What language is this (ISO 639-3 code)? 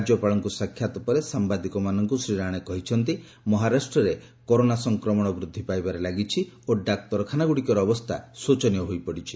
ori